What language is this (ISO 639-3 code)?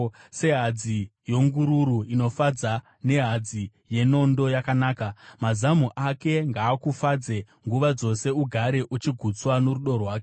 sna